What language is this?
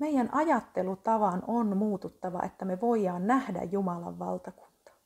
Finnish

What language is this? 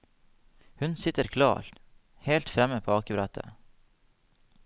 Norwegian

